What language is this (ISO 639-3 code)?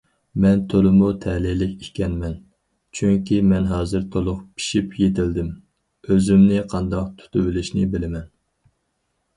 uig